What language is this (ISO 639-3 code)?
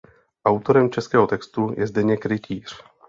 ces